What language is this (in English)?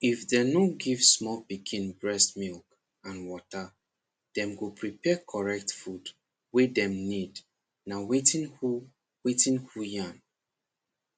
Nigerian Pidgin